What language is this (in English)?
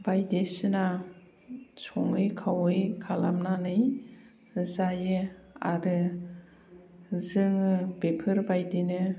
Bodo